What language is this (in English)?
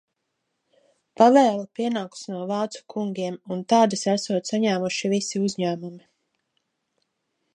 Latvian